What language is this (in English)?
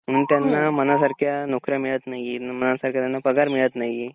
Marathi